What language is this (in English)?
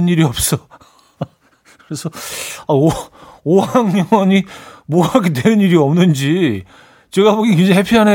Korean